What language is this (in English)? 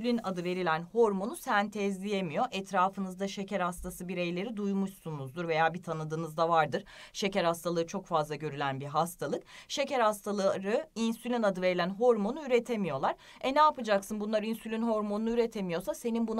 Turkish